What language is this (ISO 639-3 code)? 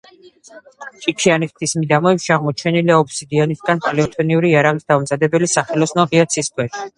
kat